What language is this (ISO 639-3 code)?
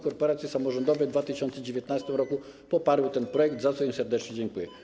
pol